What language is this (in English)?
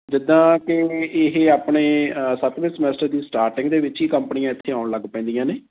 Punjabi